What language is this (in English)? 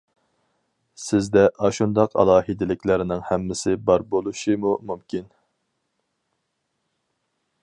Uyghur